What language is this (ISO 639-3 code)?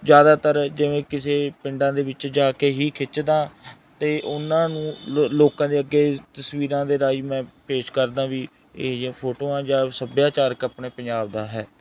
pan